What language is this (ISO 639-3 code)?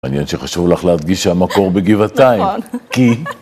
heb